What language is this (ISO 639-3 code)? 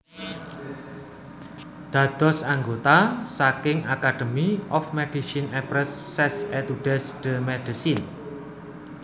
jav